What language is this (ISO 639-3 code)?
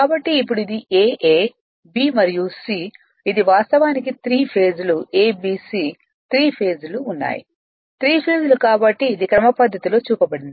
tel